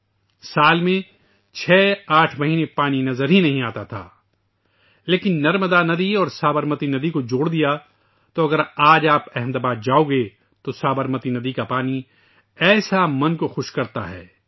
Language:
Urdu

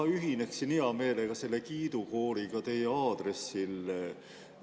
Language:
Estonian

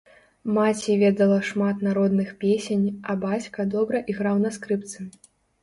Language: Belarusian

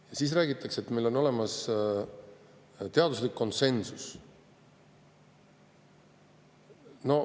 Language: Estonian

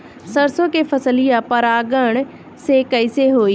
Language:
Bhojpuri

